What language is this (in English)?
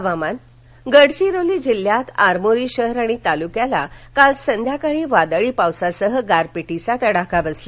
Marathi